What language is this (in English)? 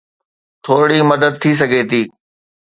Sindhi